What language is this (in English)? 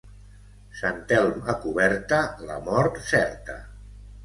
Catalan